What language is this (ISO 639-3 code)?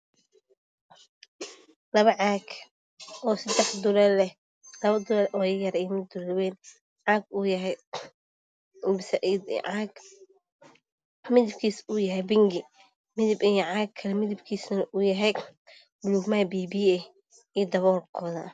som